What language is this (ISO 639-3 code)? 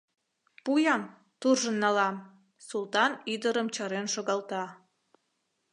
chm